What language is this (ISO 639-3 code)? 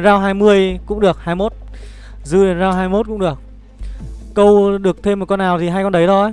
vie